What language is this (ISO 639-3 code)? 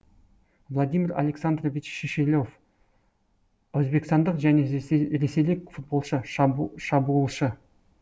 kaz